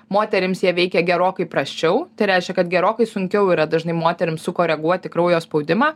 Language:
Lithuanian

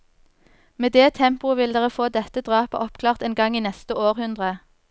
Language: Norwegian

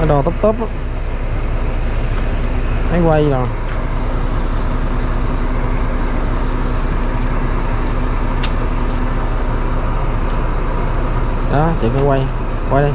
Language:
Vietnamese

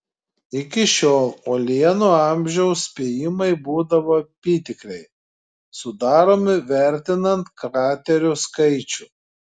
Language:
Lithuanian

